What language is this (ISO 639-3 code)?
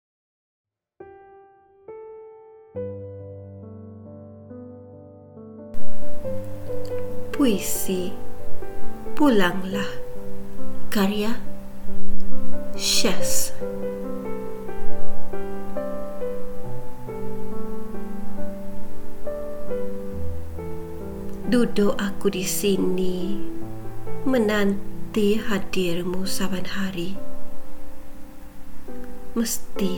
msa